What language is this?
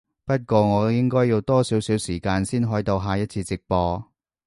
Cantonese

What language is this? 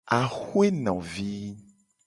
Gen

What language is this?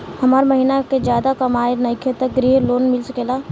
Bhojpuri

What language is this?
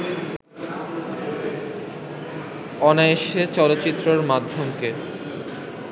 Bangla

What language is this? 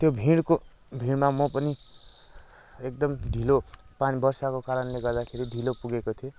Nepali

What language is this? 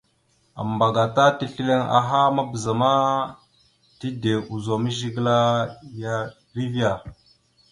Mada (Cameroon)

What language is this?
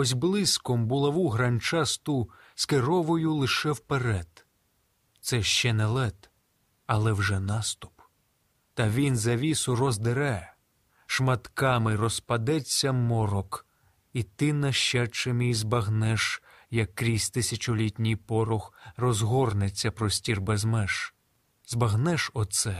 Ukrainian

